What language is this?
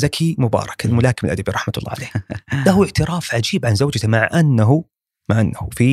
Arabic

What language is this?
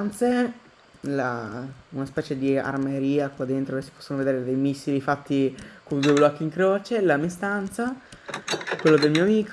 Italian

